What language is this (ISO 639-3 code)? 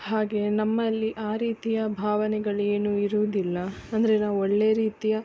kan